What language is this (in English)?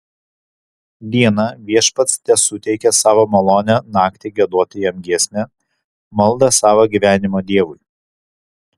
Lithuanian